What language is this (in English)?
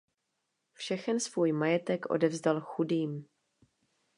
Czech